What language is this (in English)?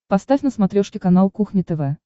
Russian